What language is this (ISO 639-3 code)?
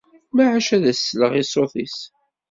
kab